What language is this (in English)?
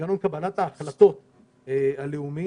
Hebrew